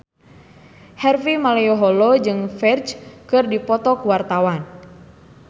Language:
Sundanese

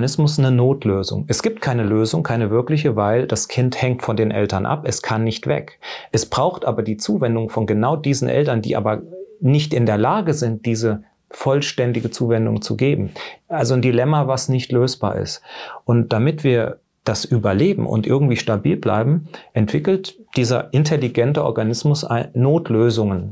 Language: German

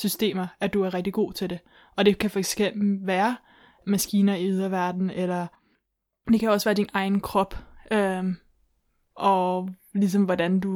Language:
Danish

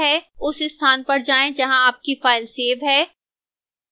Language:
Hindi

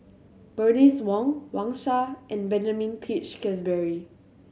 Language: English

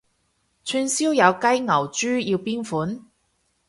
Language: Cantonese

